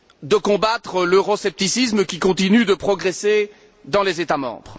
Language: French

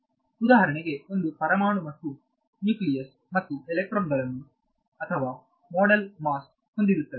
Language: Kannada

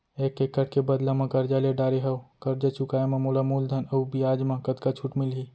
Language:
Chhattisgarhi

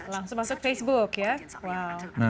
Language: Indonesian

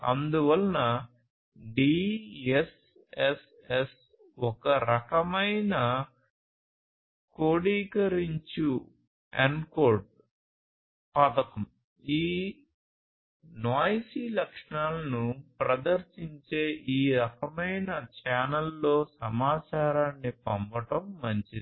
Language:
Telugu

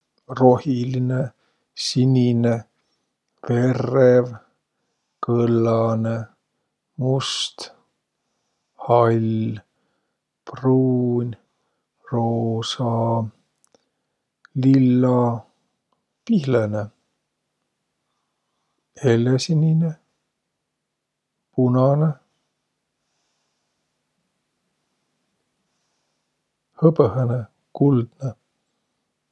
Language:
Võro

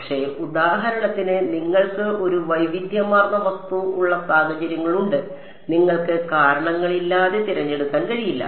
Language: Malayalam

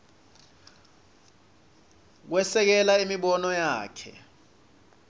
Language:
Swati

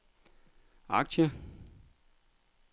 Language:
Danish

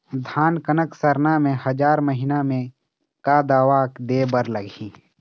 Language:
Chhattisgarhi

